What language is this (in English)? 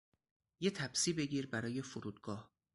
Persian